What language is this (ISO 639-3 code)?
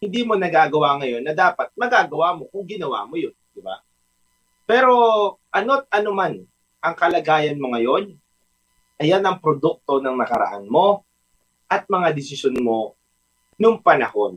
fil